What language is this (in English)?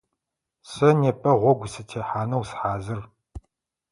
Adyghe